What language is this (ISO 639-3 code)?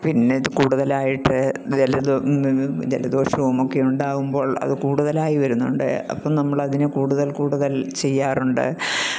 mal